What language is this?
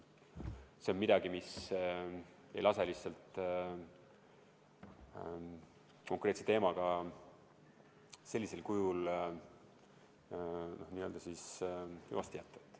Estonian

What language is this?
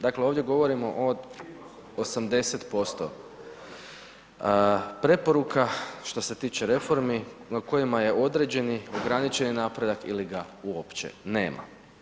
Croatian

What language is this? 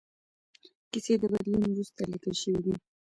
Pashto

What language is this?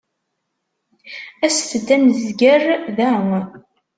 Kabyle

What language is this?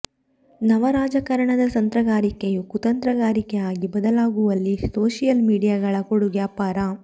Kannada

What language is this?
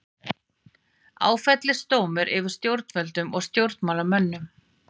Icelandic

